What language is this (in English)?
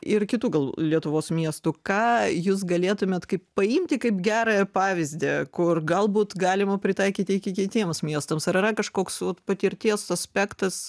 Lithuanian